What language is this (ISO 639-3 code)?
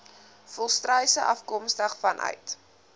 afr